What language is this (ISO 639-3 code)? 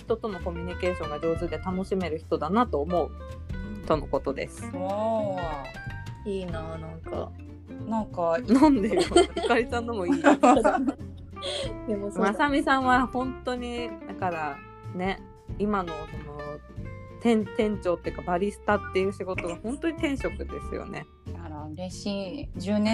jpn